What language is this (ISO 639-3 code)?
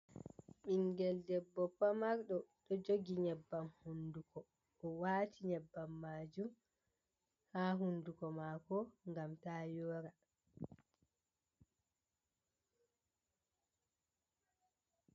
ful